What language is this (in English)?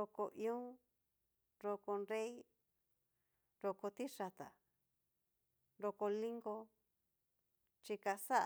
Cacaloxtepec Mixtec